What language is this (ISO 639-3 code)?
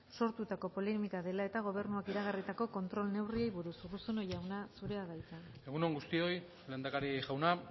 eus